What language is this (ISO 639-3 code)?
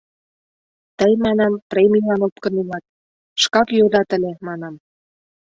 chm